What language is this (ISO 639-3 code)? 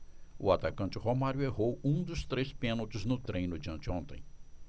por